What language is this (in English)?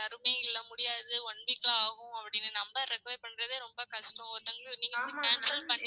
Tamil